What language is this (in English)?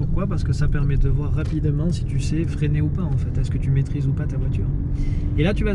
French